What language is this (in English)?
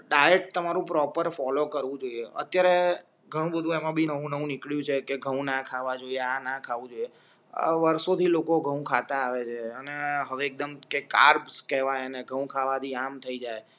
Gujarati